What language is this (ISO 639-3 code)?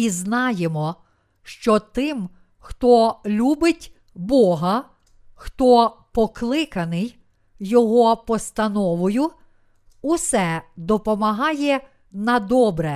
ukr